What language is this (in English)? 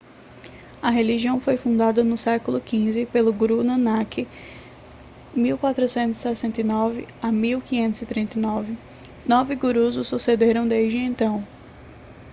Portuguese